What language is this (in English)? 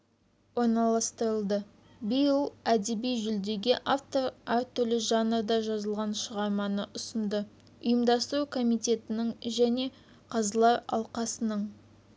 Kazakh